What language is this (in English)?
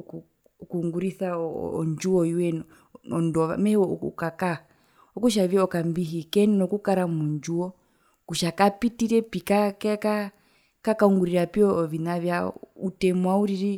Herero